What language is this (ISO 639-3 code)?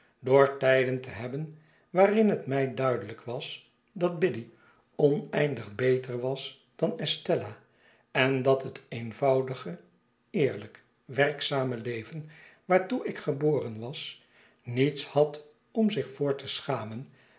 nld